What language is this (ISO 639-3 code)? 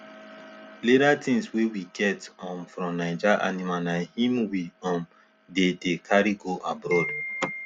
pcm